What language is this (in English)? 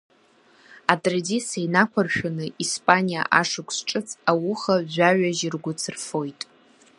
Abkhazian